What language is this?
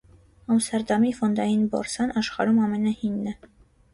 Armenian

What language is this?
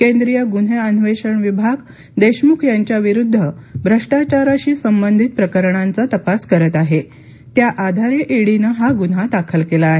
Marathi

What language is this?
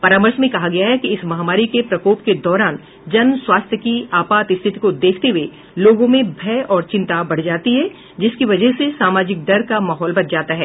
Hindi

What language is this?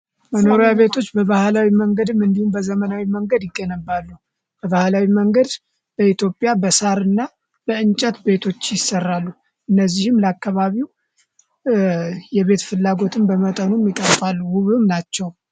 Amharic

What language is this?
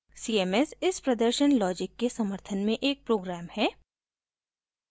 Hindi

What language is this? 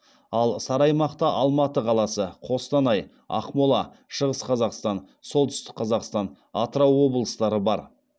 Kazakh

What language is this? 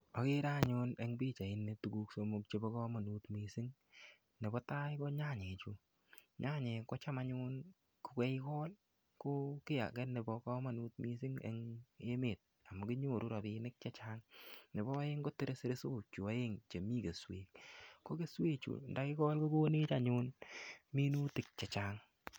Kalenjin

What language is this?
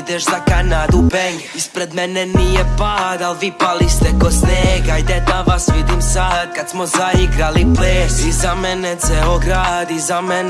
Bosnian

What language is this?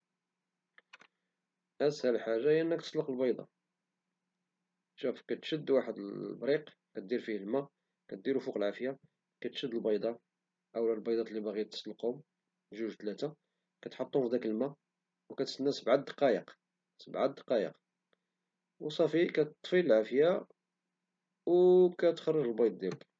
Moroccan Arabic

